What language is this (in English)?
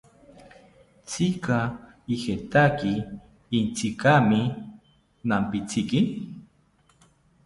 South Ucayali Ashéninka